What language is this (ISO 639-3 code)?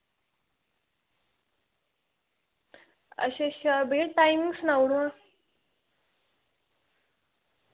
doi